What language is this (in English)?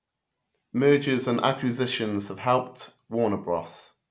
English